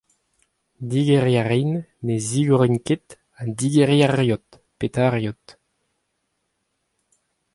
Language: Breton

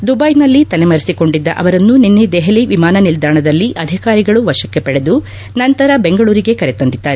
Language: Kannada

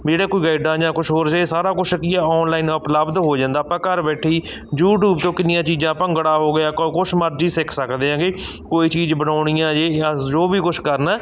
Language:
Punjabi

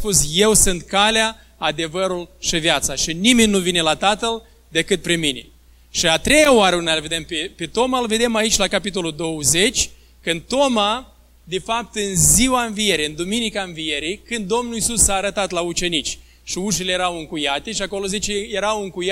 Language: Romanian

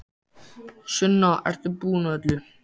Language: Icelandic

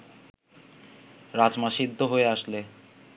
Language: Bangla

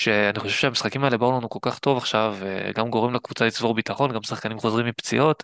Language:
Hebrew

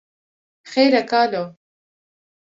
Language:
Kurdish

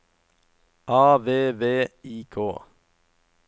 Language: Norwegian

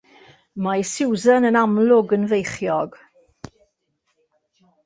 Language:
Welsh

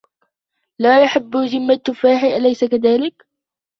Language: Arabic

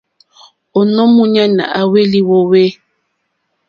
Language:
Mokpwe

